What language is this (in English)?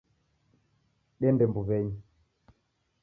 Taita